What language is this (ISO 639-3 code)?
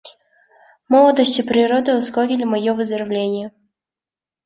rus